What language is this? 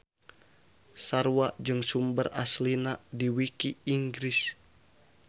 Sundanese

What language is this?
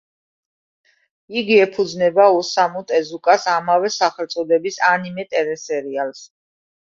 Georgian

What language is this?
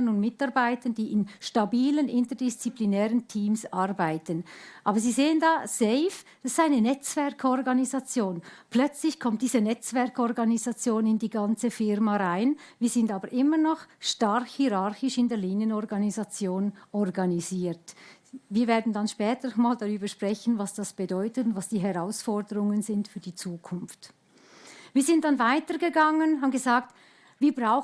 German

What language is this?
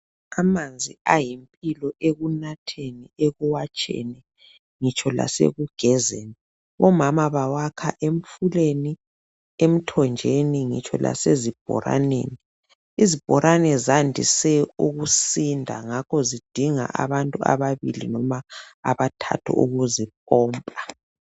North Ndebele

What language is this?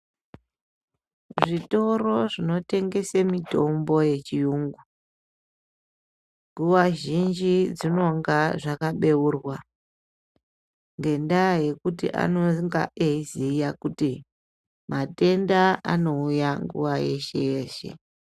Ndau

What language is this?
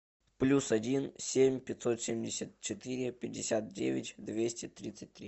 Russian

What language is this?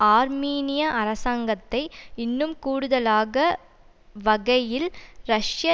Tamil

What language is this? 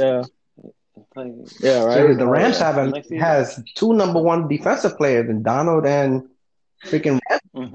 English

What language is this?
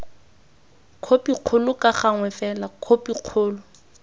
Tswana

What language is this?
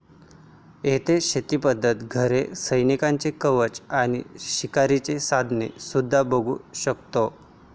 Marathi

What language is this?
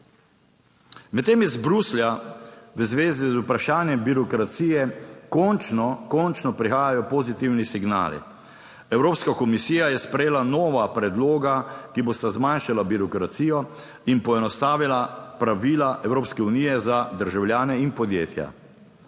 Slovenian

